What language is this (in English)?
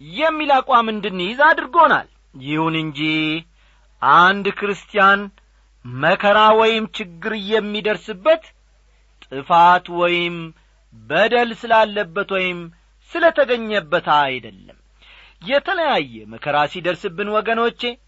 Amharic